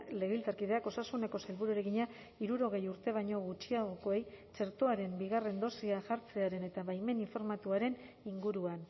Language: Basque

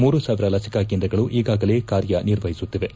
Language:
Kannada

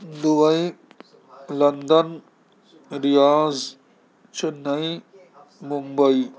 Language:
Urdu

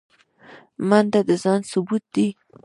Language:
Pashto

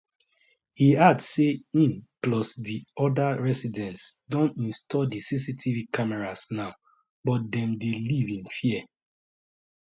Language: Nigerian Pidgin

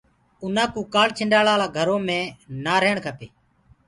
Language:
Gurgula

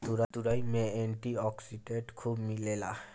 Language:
Bhojpuri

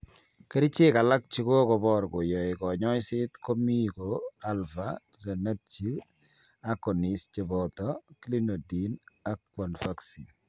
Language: Kalenjin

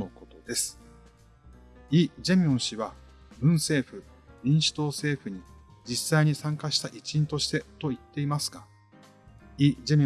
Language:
Japanese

